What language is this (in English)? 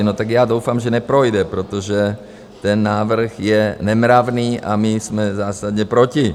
Czech